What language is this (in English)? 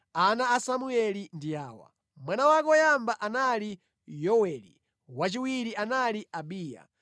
Nyanja